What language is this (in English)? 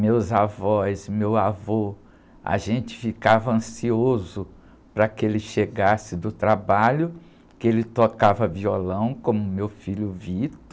Portuguese